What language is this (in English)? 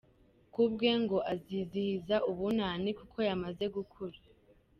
Kinyarwanda